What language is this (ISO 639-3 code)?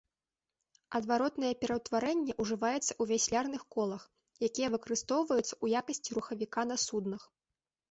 bel